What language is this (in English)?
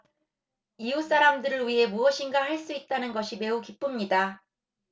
Korean